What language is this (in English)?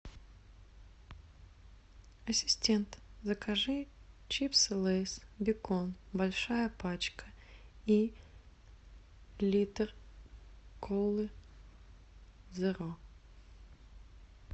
Russian